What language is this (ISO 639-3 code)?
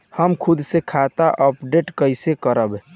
bho